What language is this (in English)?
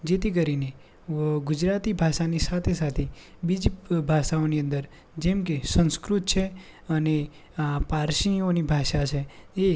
Gujarati